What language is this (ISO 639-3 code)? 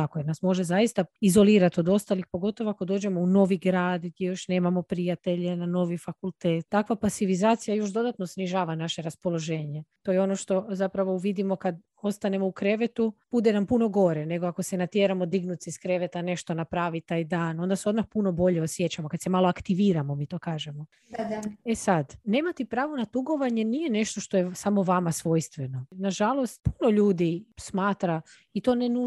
hrv